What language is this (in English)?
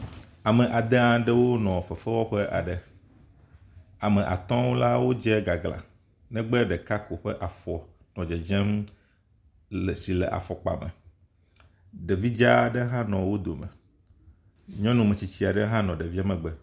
Ewe